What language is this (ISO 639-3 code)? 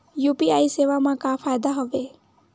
hne